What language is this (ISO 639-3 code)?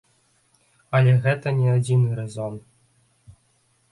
bel